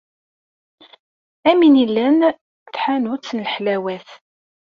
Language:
Kabyle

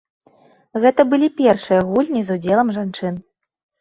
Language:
Belarusian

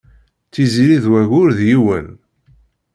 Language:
Kabyle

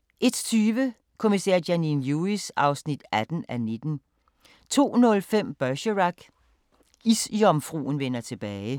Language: Danish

